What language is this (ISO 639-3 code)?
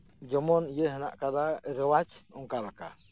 sat